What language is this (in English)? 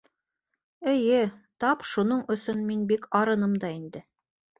Bashkir